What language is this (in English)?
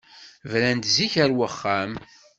Kabyle